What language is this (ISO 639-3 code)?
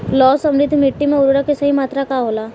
bho